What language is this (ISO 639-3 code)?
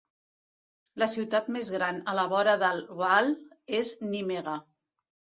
cat